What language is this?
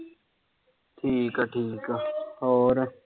Punjabi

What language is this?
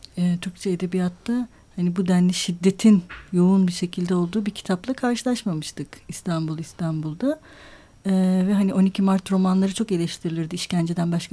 Turkish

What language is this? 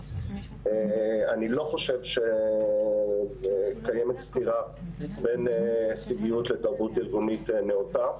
Hebrew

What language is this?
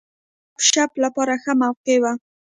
Pashto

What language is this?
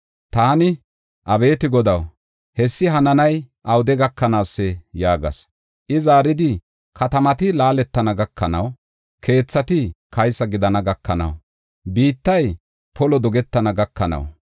Gofa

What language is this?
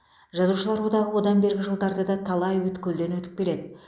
Kazakh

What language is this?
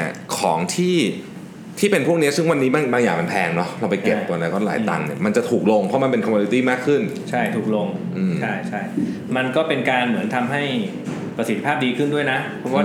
Thai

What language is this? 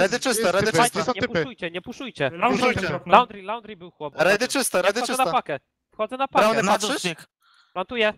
Polish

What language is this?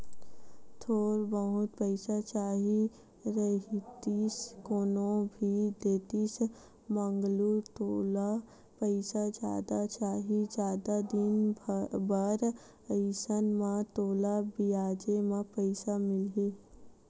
Chhattisgarhi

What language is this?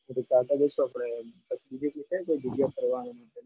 Gujarati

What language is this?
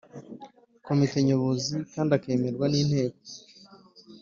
Kinyarwanda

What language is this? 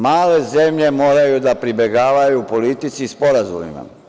Serbian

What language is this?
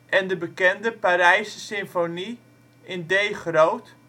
Dutch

